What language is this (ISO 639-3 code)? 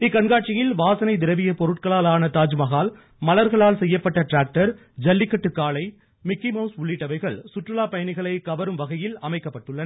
tam